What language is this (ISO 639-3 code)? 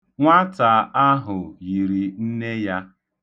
ibo